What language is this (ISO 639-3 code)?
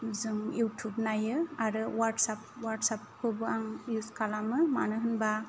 brx